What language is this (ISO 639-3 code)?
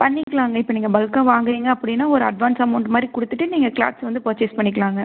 tam